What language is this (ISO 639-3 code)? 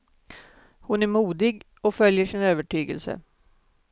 swe